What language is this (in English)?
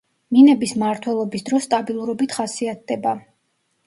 Georgian